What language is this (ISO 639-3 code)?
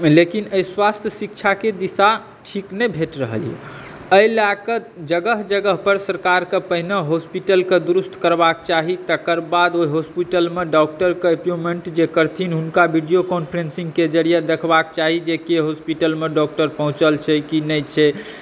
mai